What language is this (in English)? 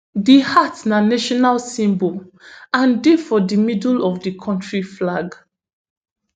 Nigerian Pidgin